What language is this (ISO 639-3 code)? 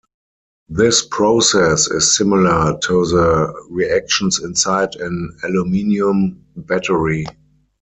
eng